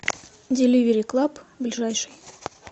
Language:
Russian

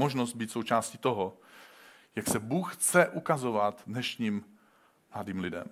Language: Czech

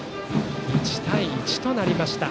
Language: Japanese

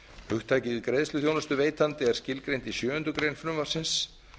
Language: Icelandic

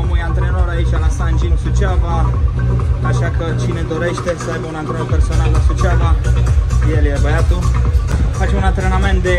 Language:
Romanian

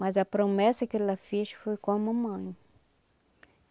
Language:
Portuguese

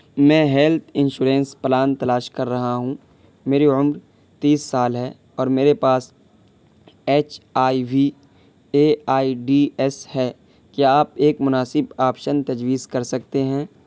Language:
Urdu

